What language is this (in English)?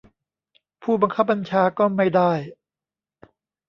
Thai